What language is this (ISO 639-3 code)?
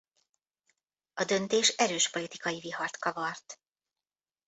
hun